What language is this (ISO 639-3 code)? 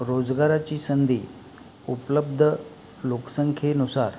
mar